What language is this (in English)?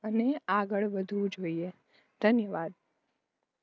Gujarati